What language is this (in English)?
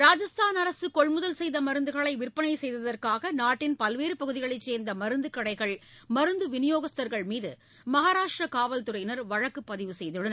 Tamil